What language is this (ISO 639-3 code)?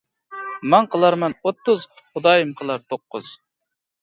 uig